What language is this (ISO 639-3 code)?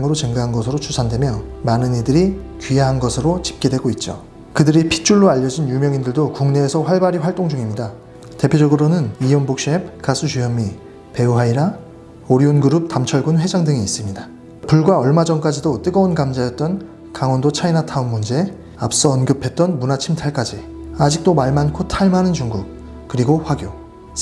kor